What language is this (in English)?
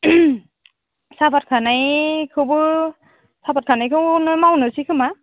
Bodo